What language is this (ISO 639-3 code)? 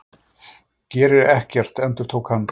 isl